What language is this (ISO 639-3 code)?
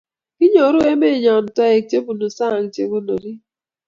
kln